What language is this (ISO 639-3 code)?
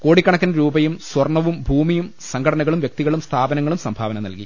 mal